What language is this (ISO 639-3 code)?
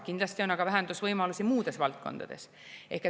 est